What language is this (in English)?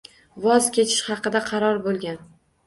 Uzbek